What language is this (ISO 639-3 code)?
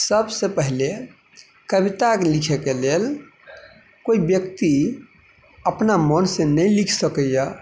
mai